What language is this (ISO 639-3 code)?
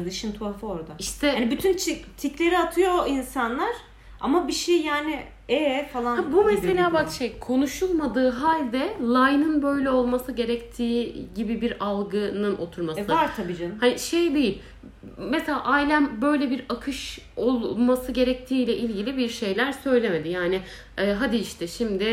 tur